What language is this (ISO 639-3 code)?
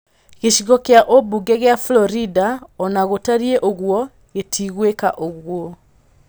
kik